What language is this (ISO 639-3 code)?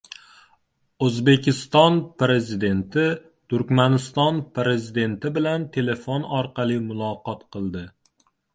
uzb